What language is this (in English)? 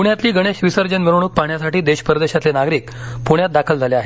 Marathi